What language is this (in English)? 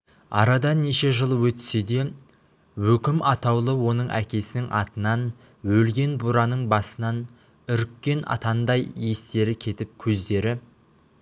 Kazakh